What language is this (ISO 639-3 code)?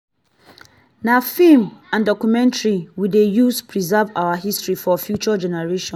pcm